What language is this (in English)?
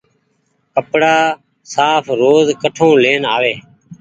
Goaria